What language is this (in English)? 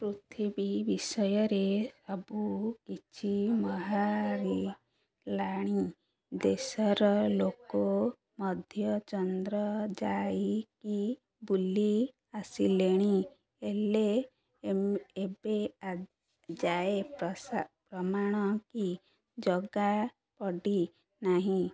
Odia